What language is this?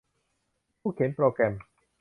Thai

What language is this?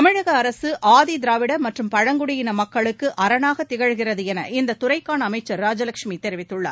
Tamil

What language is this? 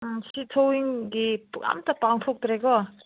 Manipuri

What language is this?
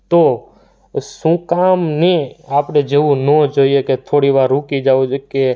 Gujarati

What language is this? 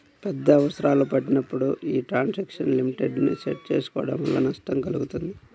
Telugu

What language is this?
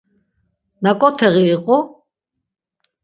Laz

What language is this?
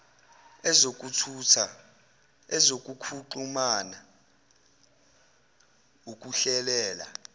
Zulu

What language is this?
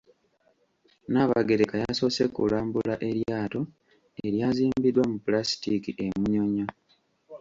Ganda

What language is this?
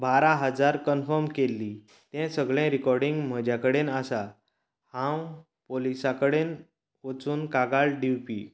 Konkani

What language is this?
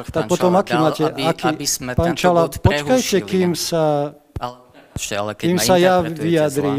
Slovak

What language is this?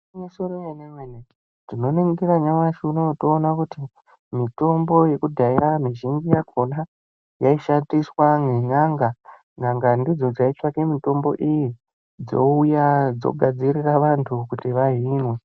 Ndau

